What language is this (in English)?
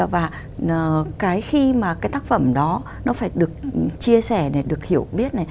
Vietnamese